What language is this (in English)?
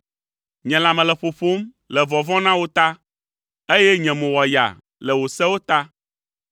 Ewe